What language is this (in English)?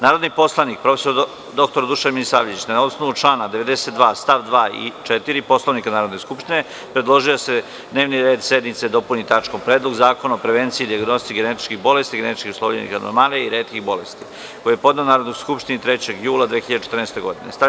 Serbian